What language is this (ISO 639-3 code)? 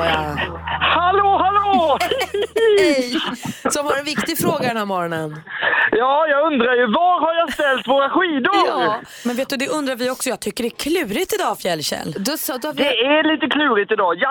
swe